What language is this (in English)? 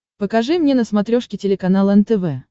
Russian